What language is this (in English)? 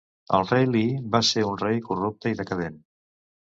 Catalan